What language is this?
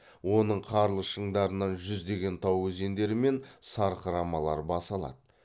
Kazakh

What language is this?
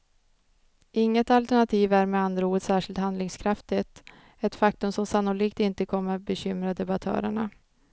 Swedish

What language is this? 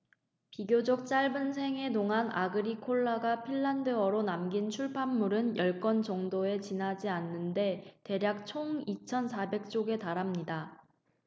Korean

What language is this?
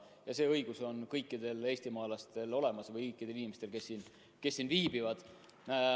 Estonian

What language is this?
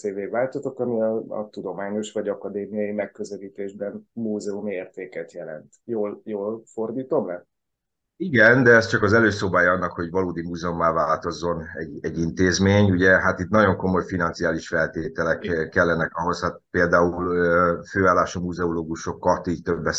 Hungarian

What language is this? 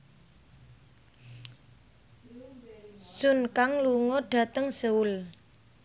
Javanese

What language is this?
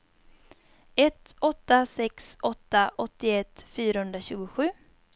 Swedish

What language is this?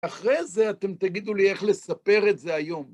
Hebrew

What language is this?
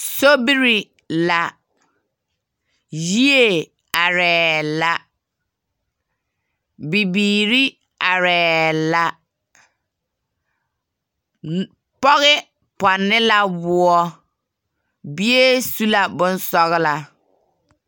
Southern Dagaare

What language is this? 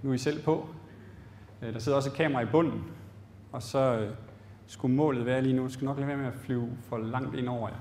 Danish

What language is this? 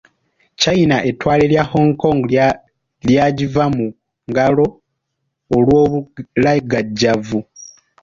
Ganda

